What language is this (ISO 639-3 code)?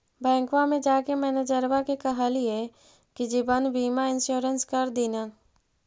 mag